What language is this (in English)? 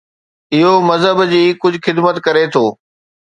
Sindhi